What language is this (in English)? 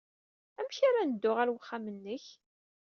Kabyle